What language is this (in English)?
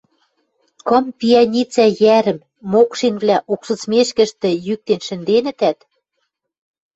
Western Mari